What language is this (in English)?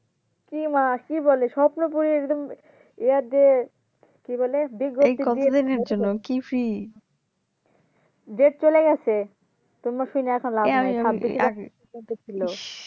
Bangla